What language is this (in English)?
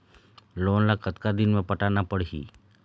Chhattisgarhi